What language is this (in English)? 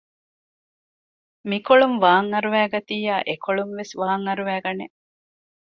Divehi